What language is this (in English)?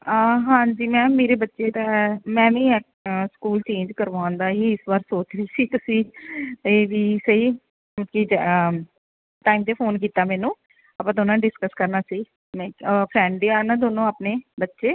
Punjabi